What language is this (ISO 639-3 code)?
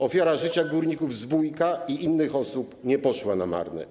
pol